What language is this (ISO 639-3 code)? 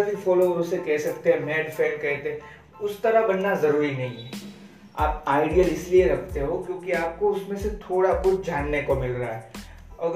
hin